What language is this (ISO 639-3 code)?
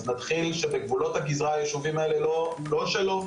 heb